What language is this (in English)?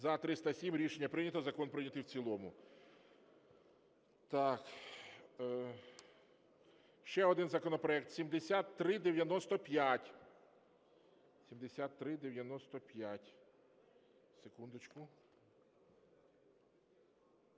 Ukrainian